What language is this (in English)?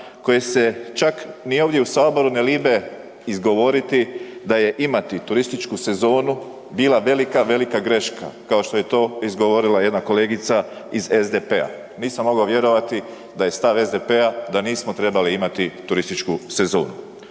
Croatian